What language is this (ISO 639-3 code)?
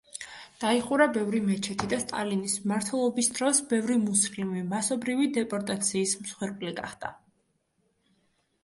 kat